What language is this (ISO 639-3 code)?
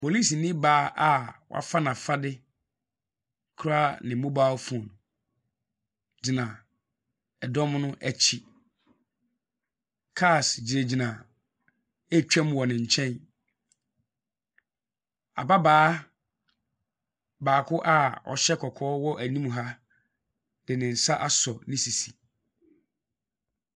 aka